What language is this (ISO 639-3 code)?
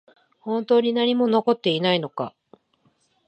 jpn